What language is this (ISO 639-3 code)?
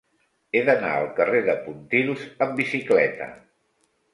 cat